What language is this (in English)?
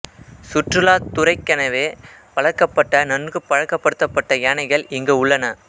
Tamil